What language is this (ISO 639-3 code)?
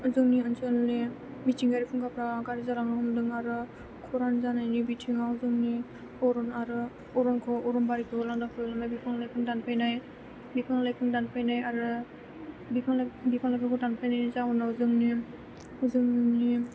brx